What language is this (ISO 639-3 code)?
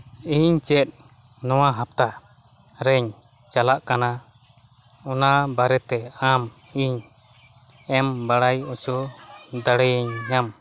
sat